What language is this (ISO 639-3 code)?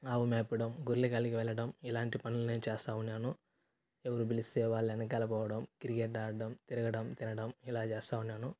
tel